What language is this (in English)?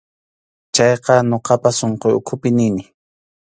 Arequipa-La Unión Quechua